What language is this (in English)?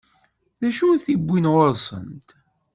Kabyle